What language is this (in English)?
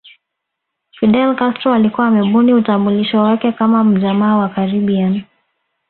Swahili